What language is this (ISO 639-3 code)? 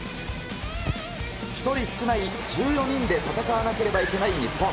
jpn